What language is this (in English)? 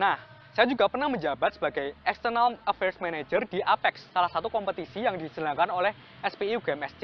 Indonesian